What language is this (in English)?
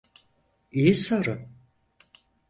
Turkish